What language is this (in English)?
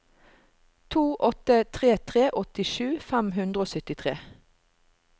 Norwegian